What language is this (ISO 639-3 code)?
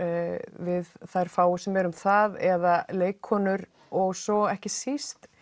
isl